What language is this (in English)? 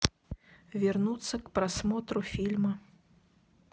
Russian